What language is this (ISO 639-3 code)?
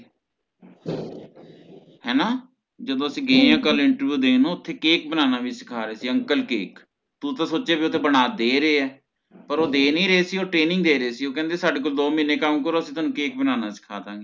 pan